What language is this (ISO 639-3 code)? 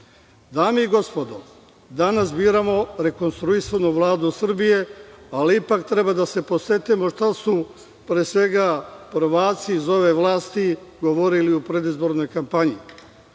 srp